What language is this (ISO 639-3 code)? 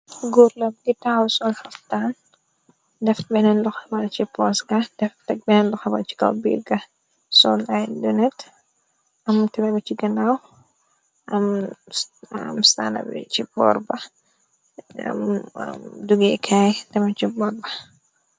wol